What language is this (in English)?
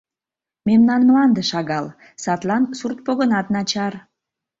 Mari